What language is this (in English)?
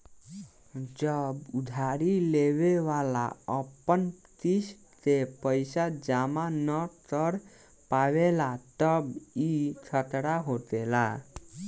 Bhojpuri